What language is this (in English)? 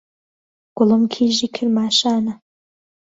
Central Kurdish